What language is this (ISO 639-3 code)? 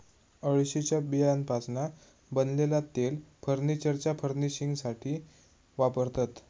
mar